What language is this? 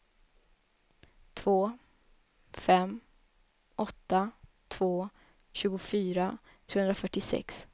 Swedish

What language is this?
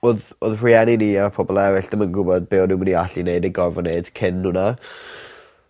Welsh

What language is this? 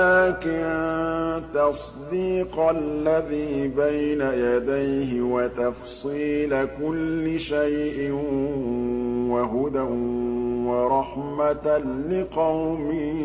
Arabic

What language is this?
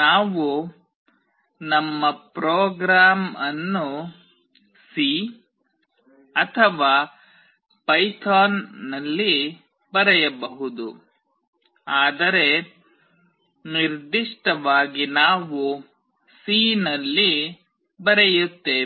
Kannada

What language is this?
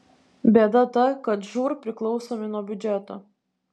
Lithuanian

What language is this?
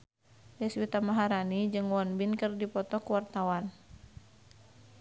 Sundanese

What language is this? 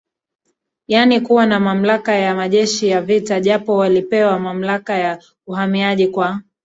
Swahili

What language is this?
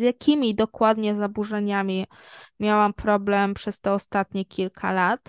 Polish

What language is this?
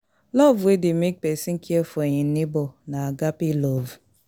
Nigerian Pidgin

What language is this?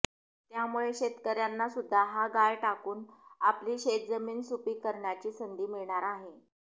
Marathi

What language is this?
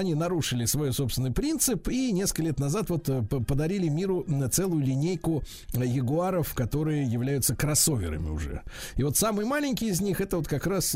Russian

